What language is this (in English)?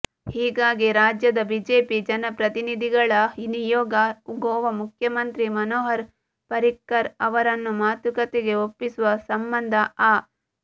Kannada